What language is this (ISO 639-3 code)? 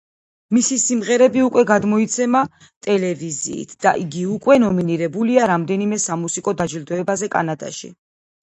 kat